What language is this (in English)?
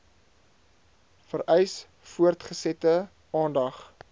Afrikaans